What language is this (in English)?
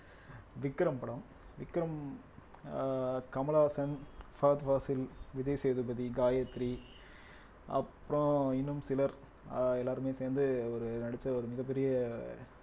Tamil